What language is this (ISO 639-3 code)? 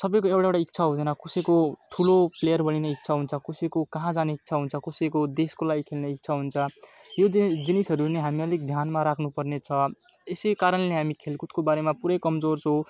nep